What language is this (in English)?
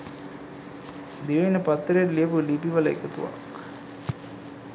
Sinhala